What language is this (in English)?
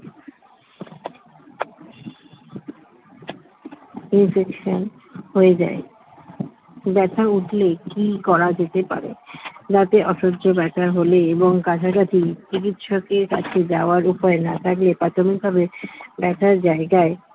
Bangla